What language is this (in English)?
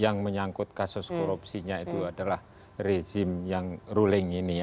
Indonesian